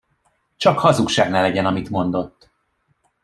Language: Hungarian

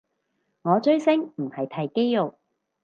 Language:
Cantonese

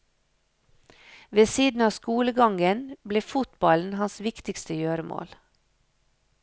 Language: Norwegian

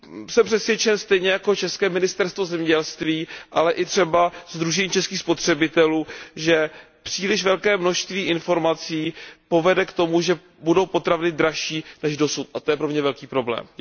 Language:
Czech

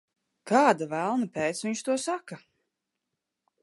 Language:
Latvian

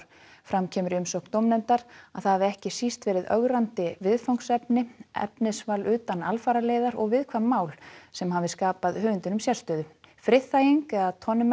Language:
Icelandic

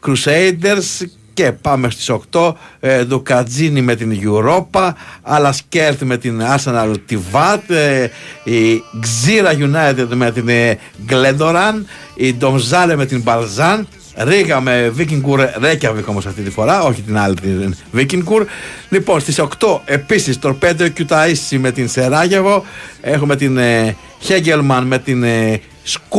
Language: Greek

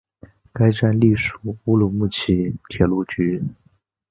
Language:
Chinese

